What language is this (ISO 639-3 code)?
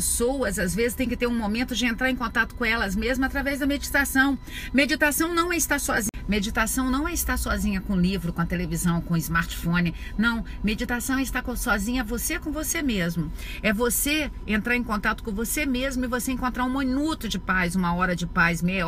por